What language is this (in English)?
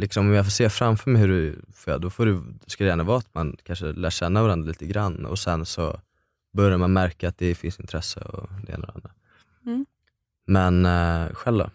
Swedish